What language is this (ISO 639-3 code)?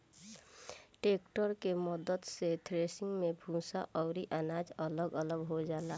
bho